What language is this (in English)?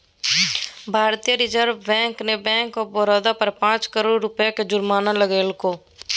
Magahi